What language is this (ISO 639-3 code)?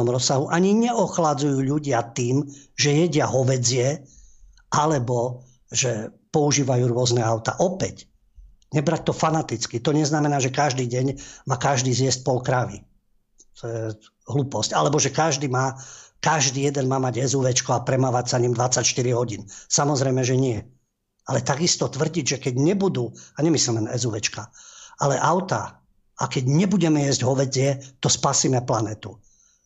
slk